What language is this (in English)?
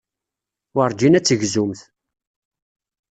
Kabyle